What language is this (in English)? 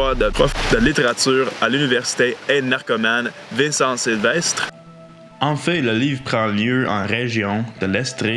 French